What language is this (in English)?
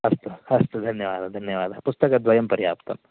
Sanskrit